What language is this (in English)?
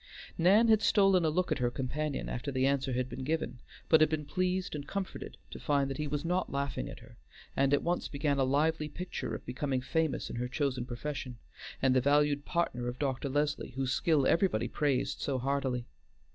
English